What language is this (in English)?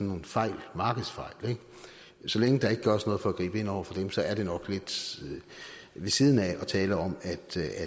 Danish